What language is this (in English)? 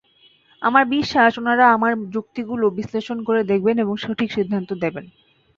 Bangla